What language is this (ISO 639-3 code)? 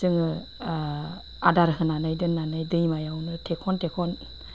brx